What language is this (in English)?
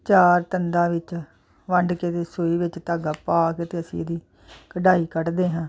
Punjabi